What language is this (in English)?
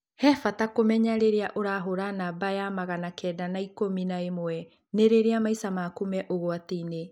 Kikuyu